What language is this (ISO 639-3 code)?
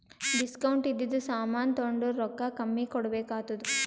kan